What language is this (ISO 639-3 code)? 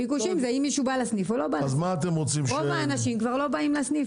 heb